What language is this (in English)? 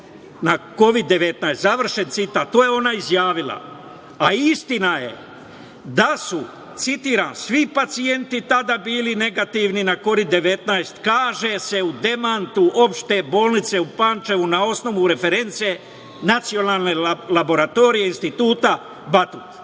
Serbian